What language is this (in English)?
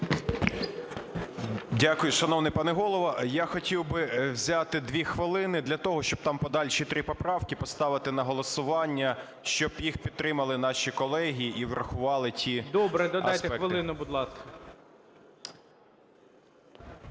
Ukrainian